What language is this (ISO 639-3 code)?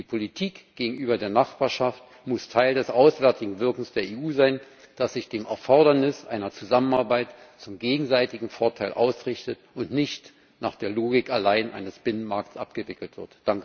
deu